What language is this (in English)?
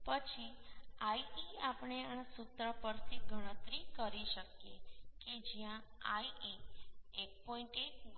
Gujarati